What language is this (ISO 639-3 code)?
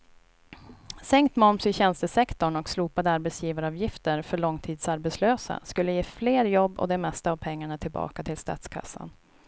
swe